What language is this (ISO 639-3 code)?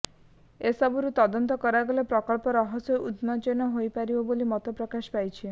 ori